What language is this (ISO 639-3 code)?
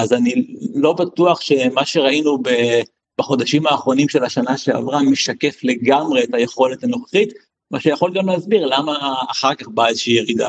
heb